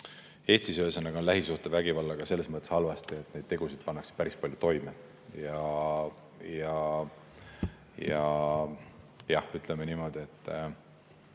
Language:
Estonian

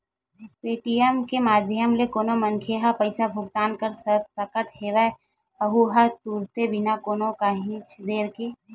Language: Chhattisgarhi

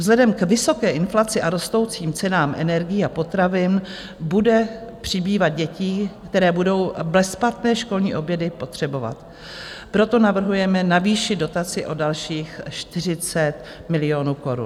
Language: Czech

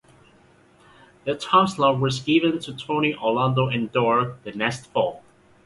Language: English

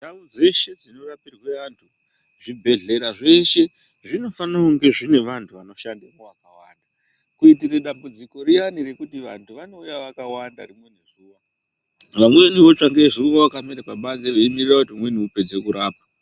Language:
Ndau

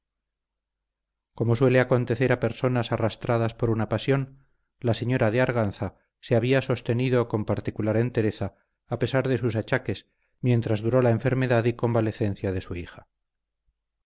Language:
Spanish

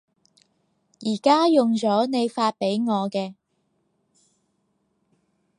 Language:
Cantonese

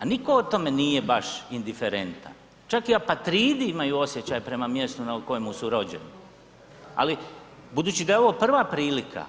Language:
Croatian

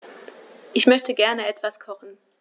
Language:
German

